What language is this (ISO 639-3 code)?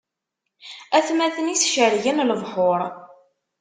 kab